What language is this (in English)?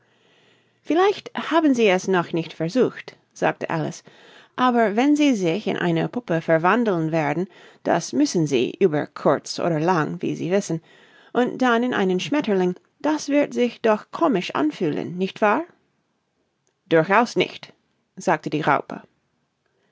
German